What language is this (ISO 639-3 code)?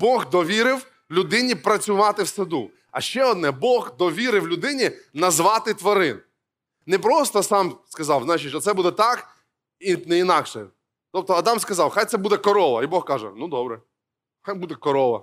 ukr